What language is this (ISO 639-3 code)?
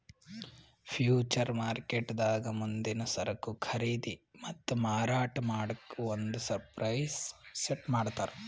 kan